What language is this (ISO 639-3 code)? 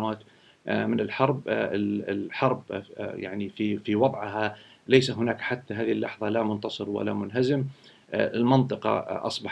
ara